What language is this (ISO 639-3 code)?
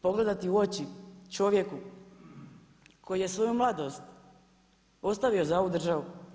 hrv